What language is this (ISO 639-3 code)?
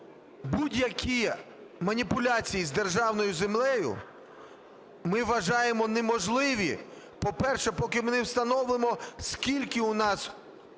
ukr